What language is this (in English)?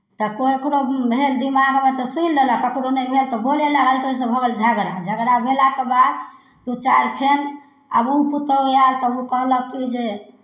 Maithili